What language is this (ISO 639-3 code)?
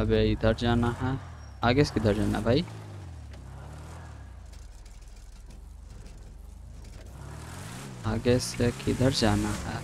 hin